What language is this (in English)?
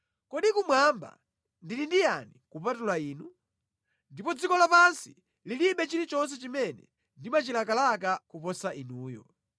Nyanja